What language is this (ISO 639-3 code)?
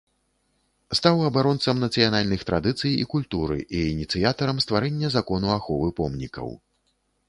bel